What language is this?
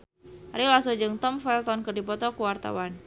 Sundanese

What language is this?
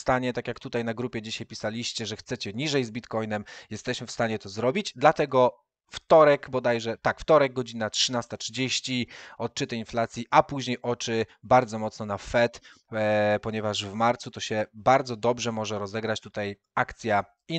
Polish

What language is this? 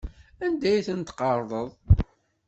Kabyle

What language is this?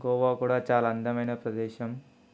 Telugu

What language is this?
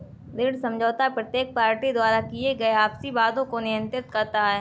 Hindi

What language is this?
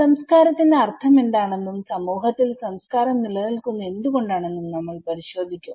Malayalam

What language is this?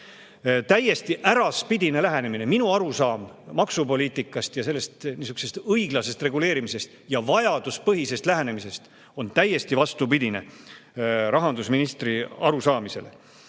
Estonian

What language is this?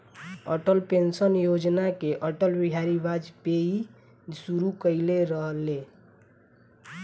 Bhojpuri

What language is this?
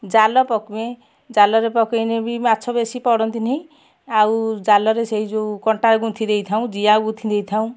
Odia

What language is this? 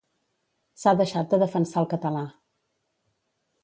Catalan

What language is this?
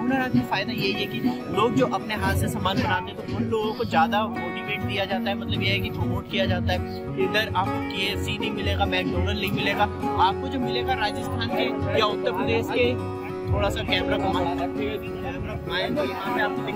Hindi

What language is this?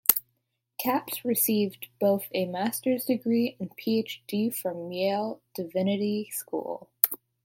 English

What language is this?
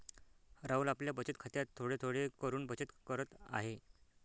Marathi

